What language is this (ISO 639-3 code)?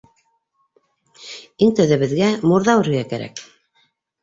bak